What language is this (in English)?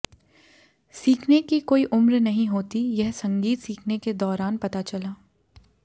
Hindi